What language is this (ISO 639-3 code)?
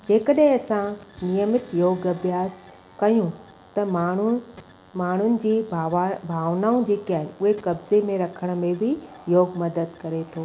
snd